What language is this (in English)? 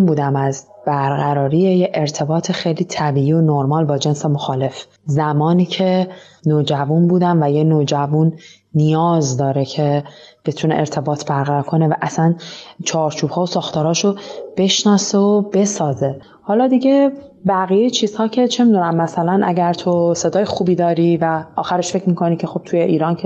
Persian